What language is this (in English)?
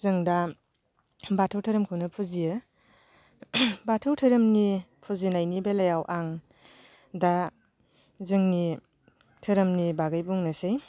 Bodo